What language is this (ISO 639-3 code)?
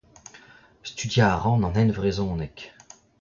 bre